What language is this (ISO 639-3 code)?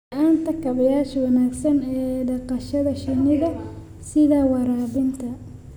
som